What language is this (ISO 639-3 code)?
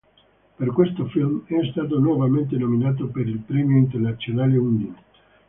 ita